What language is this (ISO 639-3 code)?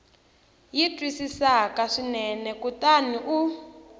tso